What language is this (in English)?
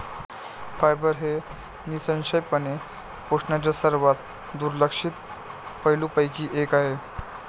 Marathi